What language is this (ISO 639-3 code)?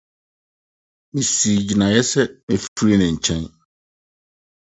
aka